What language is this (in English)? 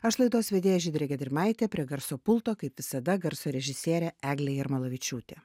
Lithuanian